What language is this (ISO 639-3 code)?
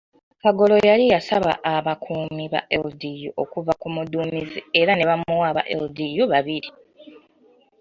lug